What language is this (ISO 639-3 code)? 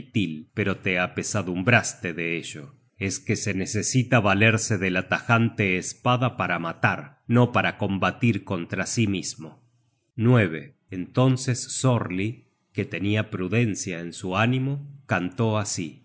spa